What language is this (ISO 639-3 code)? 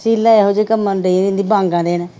pan